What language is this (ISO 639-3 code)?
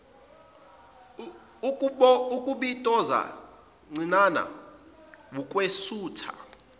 zul